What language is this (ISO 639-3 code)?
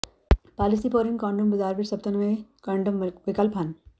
pan